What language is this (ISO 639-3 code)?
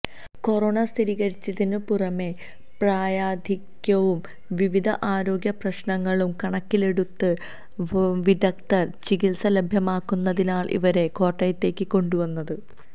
mal